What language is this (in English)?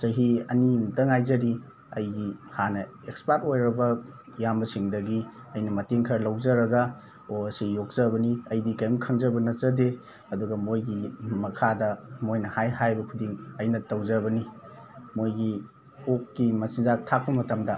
Manipuri